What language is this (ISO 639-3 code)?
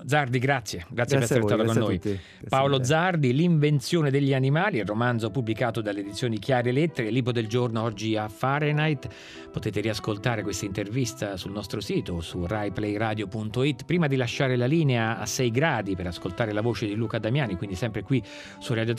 ita